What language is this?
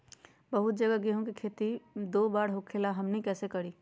Magahi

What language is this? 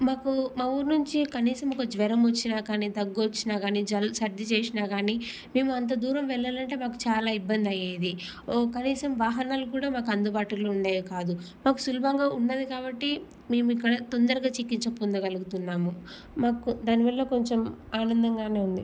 Telugu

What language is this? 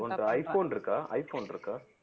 Tamil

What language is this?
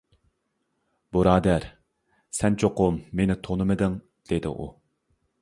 Uyghur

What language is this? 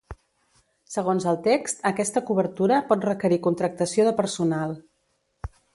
Catalan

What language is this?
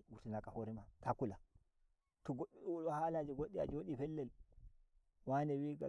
Nigerian Fulfulde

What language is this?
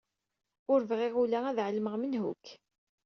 Kabyle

